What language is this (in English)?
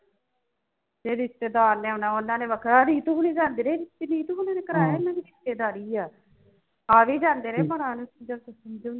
Punjabi